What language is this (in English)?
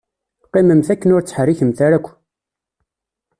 Kabyle